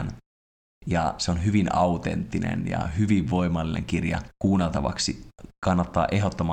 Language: Finnish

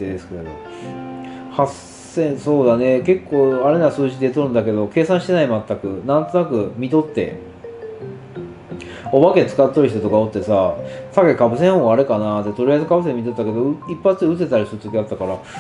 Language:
Japanese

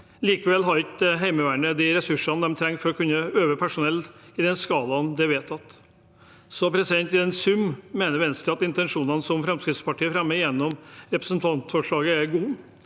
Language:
Norwegian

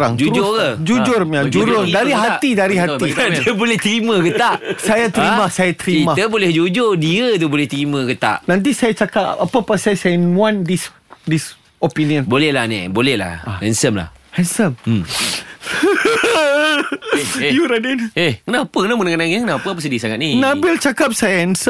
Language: Malay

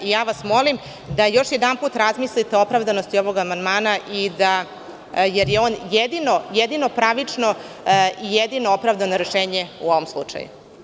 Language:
Serbian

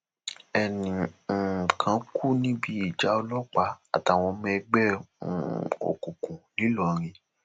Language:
Yoruba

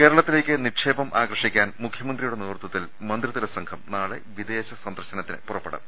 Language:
Malayalam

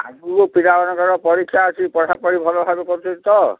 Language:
Odia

